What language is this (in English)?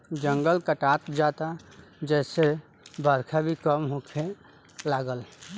Bhojpuri